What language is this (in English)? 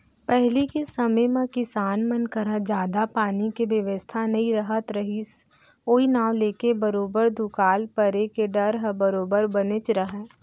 Chhattisgarhi